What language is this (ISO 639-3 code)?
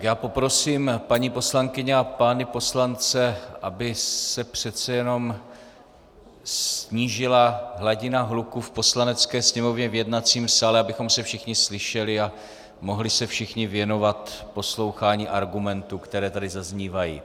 ces